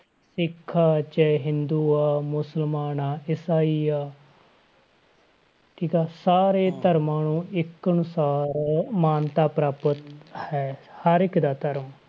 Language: Punjabi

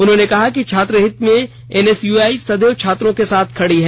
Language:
Hindi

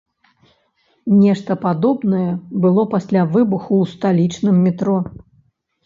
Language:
Belarusian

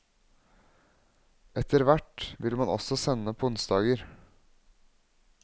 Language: Norwegian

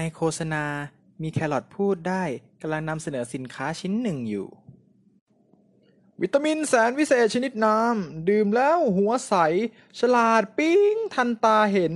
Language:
Thai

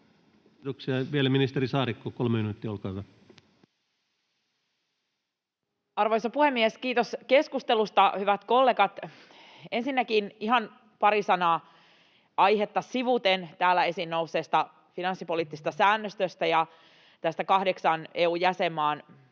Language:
Finnish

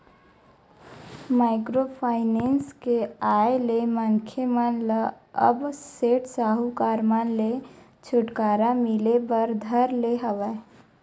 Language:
Chhattisgarhi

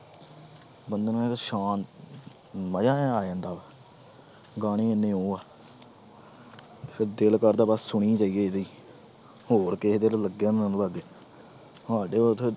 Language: Punjabi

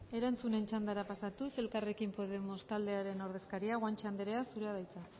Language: Basque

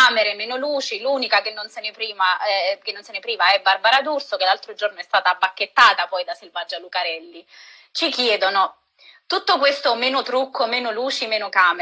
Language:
Italian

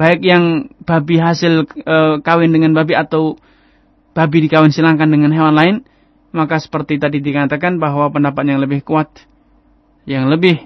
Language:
Indonesian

